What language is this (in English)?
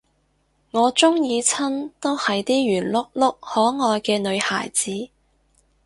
Cantonese